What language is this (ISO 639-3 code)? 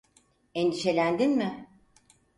tur